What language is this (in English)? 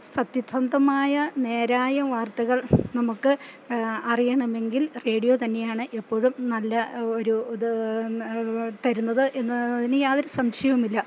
Malayalam